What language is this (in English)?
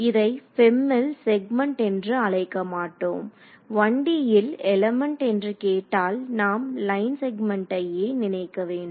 Tamil